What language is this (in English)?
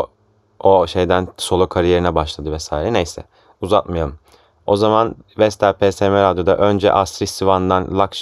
Turkish